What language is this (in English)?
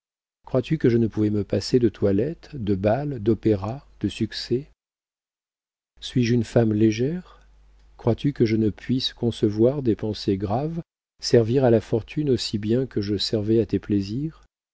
French